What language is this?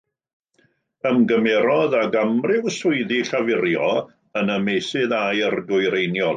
Welsh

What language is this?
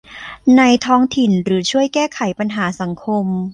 Thai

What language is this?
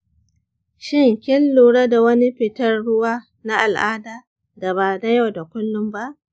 Hausa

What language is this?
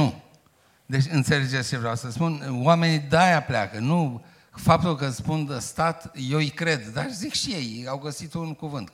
Romanian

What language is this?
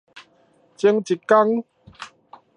Min Nan Chinese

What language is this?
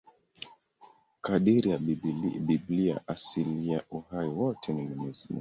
Swahili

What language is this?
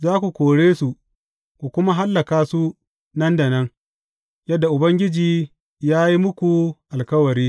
Hausa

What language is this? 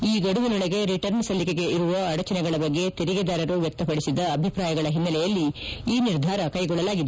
Kannada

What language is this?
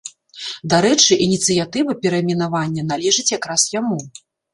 Belarusian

